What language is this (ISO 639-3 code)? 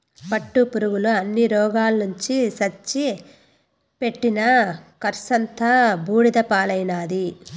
tel